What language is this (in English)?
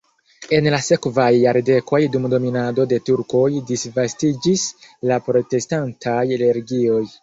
Esperanto